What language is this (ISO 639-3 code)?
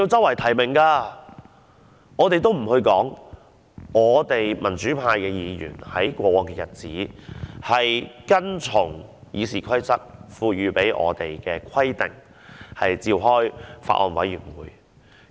yue